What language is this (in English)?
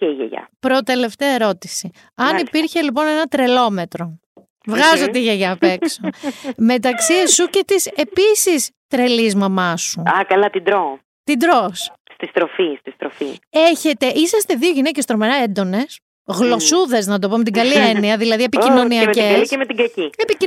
Greek